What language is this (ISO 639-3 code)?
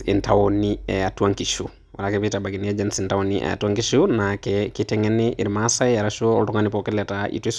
mas